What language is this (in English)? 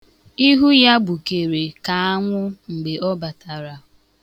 Igbo